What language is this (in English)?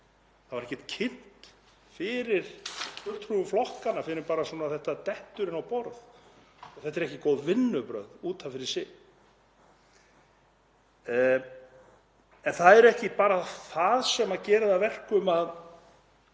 Icelandic